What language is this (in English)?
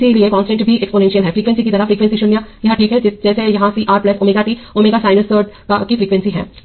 Hindi